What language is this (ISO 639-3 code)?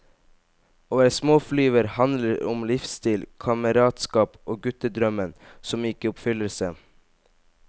nor